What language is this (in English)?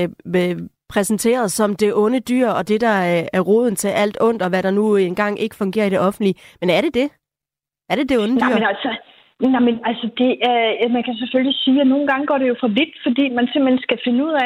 Danish